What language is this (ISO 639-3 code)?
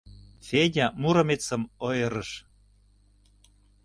chm